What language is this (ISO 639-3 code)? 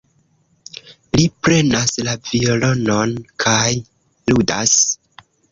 epo